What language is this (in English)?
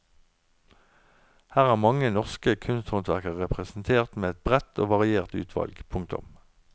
Norwegian